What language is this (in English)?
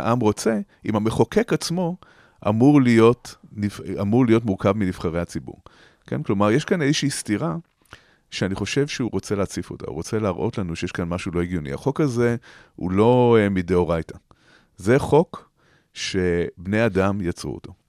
Hebrew